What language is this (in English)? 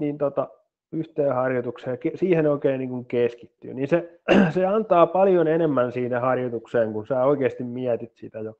Finnish